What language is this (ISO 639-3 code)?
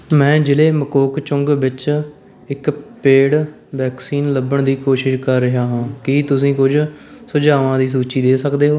pan